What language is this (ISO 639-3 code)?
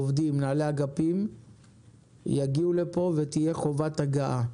heb